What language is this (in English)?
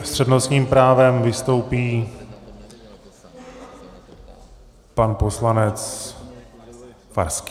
Czech